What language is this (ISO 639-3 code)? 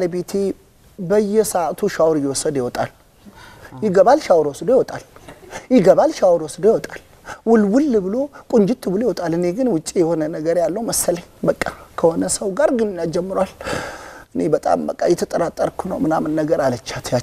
ara